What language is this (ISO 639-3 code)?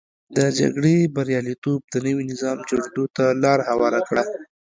pus